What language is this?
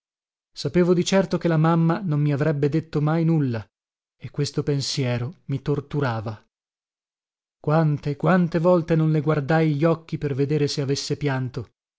Italian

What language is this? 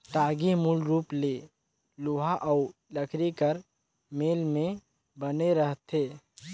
Chhattisgarhi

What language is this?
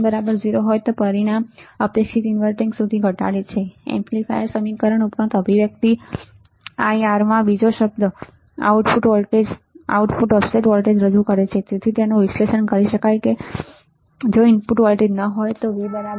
Gujarati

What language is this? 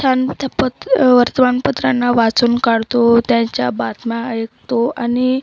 Marathi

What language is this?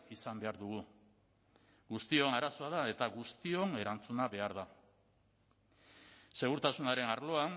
Basque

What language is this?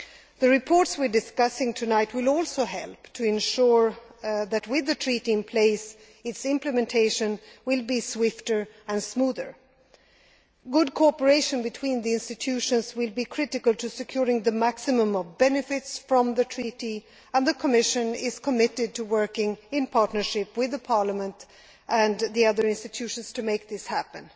English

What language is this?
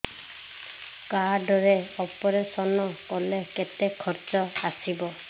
Odia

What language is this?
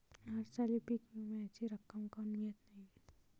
Marathi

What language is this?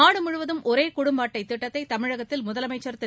Tamil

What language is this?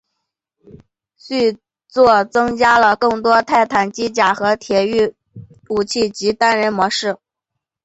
Chinese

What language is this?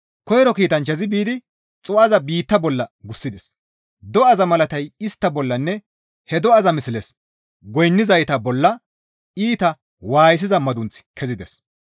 Gamo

